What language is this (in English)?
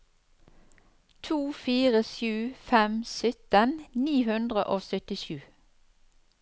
Norwegian